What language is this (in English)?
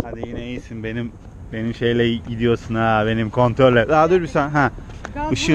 Turkish